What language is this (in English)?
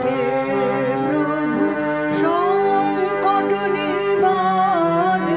Hindi